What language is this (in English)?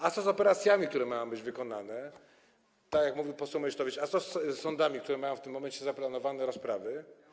Polish